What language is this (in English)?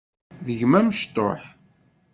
Kabyle